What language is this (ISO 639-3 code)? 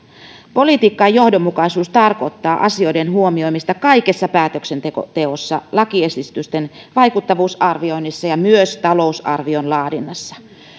fin